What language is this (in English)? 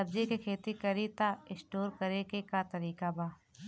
Bhojpuri